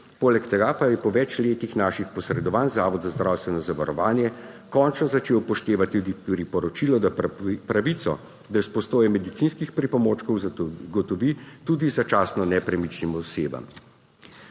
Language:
Slovenian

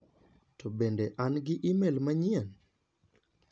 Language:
Luo (Kenya and Tanzania)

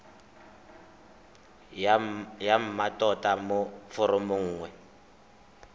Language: Tswana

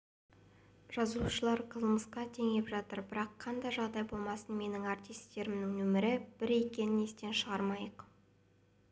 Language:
Kazakh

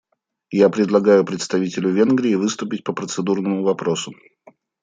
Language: Russian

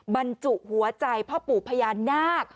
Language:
Thai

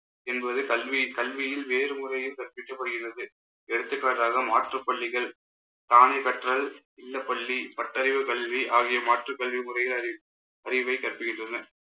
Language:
Tamil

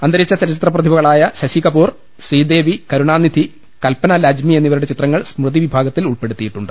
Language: Malayalam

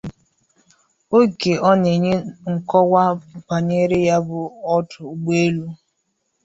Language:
Igbo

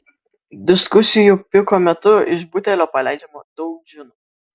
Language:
Lithuanian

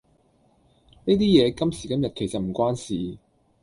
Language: Cantonese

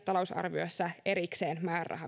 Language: Finnish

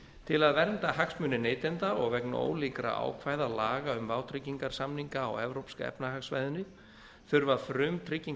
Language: Icelandic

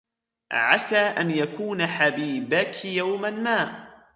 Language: Arabic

